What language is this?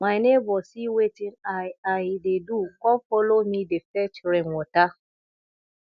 Nigerian Pidgin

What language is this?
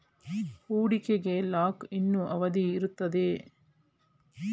Kannada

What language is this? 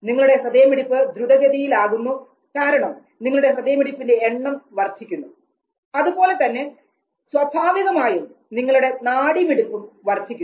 Malayalam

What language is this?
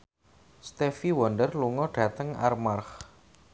Javanese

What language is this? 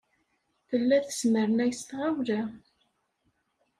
Kabyle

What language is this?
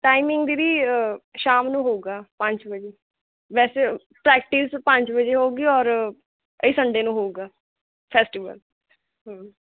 Punjabi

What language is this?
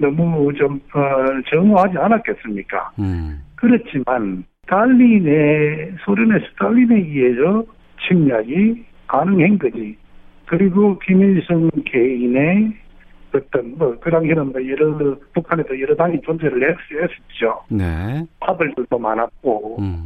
Korean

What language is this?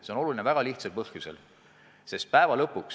Estonian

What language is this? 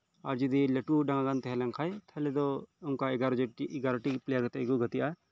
Santali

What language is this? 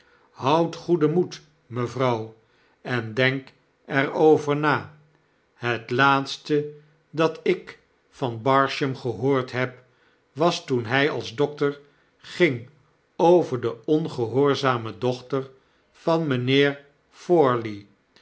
Dutch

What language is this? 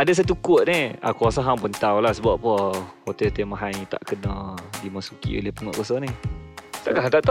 Malay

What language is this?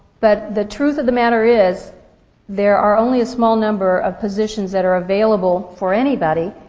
English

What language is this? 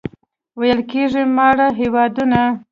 Pashto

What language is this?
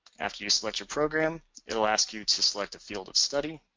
English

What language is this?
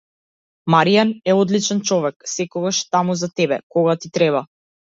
Macedonian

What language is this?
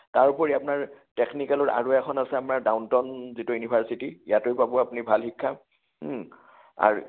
Assamese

